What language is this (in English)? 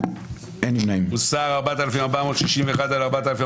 Hebrew